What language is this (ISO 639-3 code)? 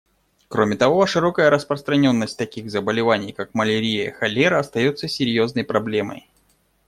rus